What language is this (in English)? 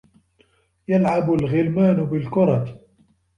Arabic